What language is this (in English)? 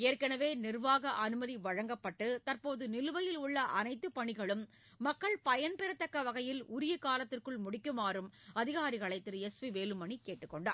Tamil